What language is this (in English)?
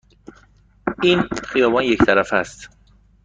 Persian